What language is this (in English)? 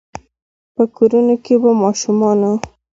Pashto